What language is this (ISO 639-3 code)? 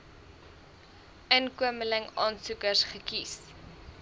afr